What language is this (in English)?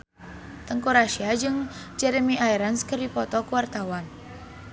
Sundanese